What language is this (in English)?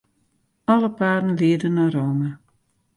Western Frisian